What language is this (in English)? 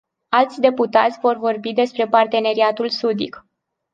Romanian